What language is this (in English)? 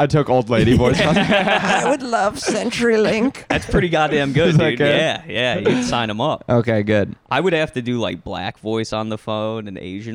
English